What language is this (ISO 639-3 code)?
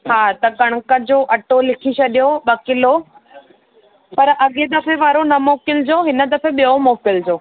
snd